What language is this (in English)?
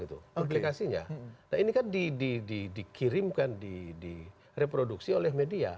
Indonesian